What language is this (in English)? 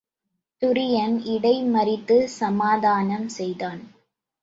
Tamil